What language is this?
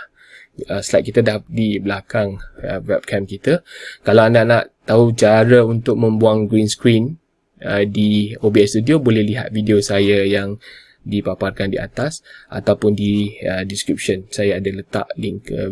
Malay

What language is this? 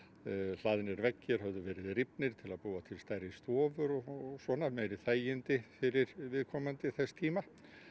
Icelandic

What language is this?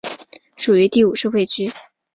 Chinese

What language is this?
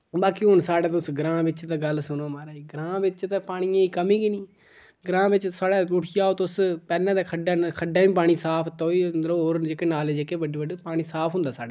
Dogri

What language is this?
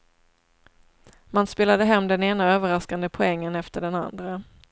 Swedish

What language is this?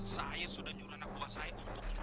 Indonesian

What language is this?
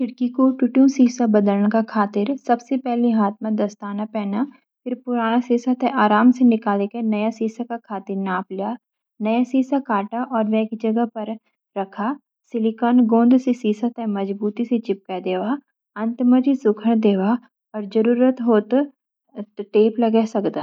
Garhwali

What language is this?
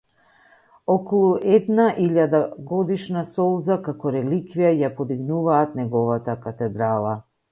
Macedonian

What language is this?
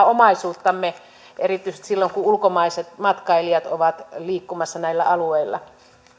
Finnish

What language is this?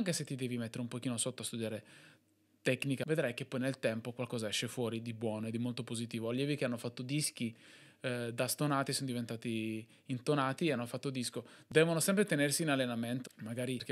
Italian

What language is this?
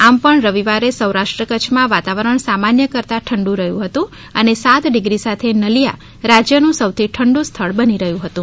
Gujarati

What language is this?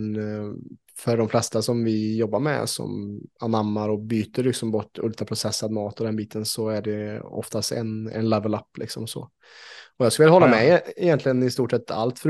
Swedish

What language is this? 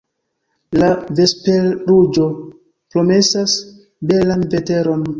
Esperanto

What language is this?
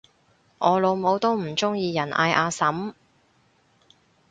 Cantonese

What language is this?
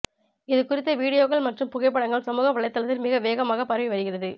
Tamil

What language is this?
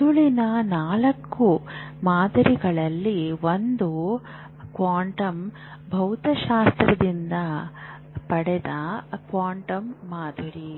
Kannada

